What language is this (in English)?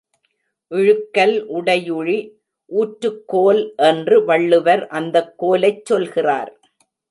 Tamil